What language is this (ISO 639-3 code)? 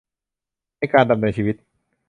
tha